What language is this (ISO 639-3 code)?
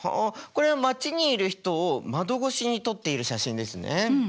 jpn